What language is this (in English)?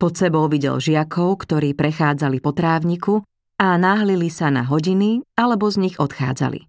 Slovak